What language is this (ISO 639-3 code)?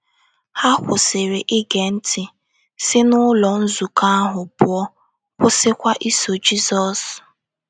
ibo